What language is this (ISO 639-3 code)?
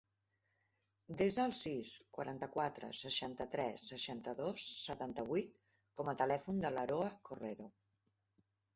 cat